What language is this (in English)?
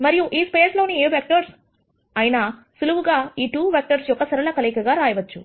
Telugu